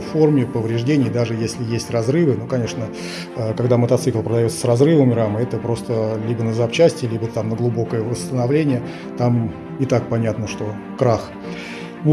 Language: Russian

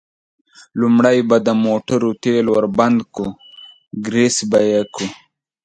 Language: Pashto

